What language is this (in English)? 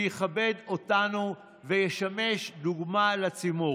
Hebrew